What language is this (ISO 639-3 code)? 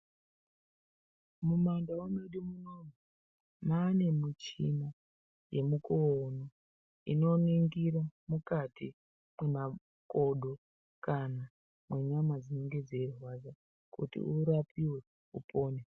ndc